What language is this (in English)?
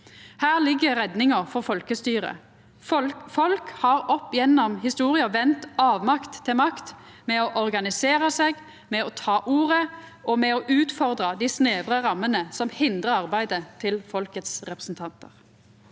Norwegian